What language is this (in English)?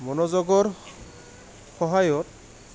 Assamese